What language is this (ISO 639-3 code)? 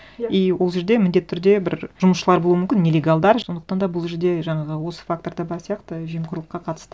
kaz